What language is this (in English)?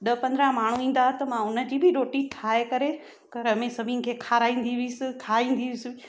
Sindhi